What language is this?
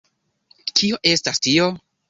Esperanto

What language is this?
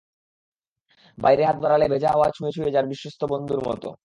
Bangla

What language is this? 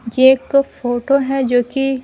Hindi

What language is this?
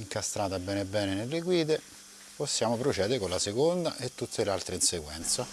Italian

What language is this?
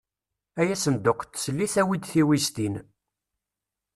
Kabyle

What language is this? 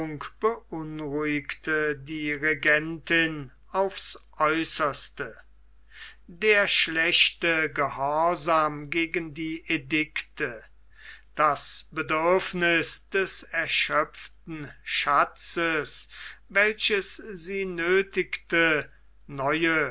German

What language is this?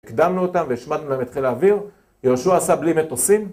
Hebrew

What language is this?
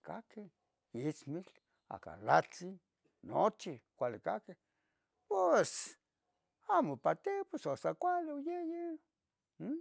Tetelcingo Nahuatl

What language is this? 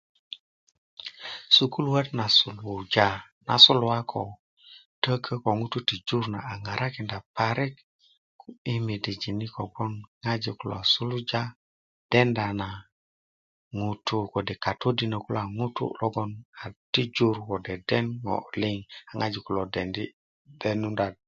Kuku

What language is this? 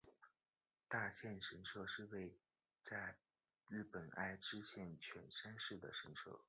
Chinese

